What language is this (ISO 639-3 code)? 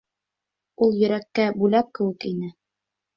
bak